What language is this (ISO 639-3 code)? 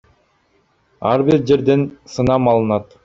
kir